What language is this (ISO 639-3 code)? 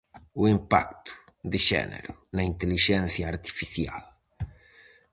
glg